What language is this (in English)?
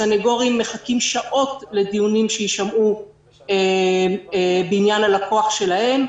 Hebrew